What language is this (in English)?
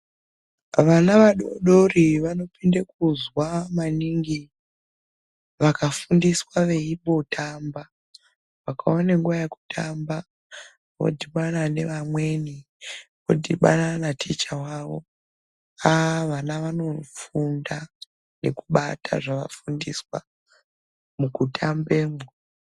Ndau